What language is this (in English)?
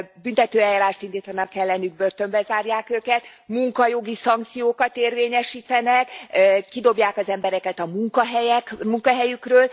Hungarian